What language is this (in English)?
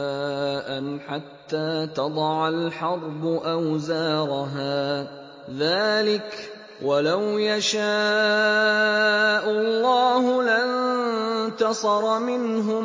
Arabic